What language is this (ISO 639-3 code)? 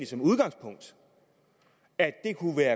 dan